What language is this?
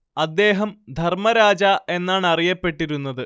Malayalam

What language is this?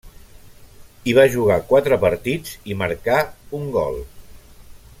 Catalan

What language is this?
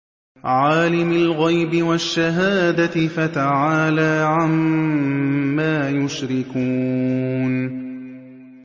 Arabic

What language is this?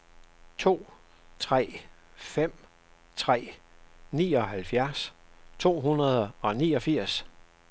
Danish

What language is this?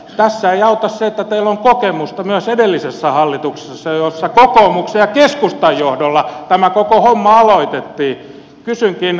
Finnish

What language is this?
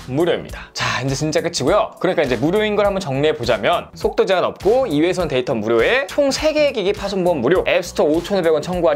Korean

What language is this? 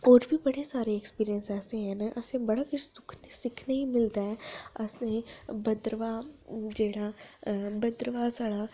Dogri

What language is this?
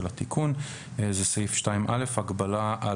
Hebrew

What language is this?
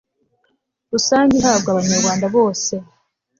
Kinyarwanda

